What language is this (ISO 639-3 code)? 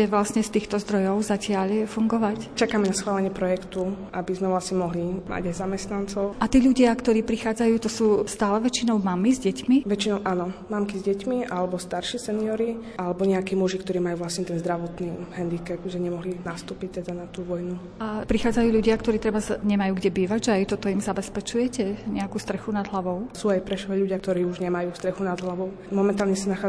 slk